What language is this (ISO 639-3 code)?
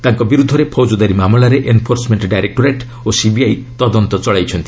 ori